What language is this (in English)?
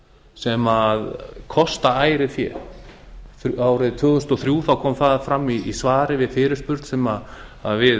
Icelandic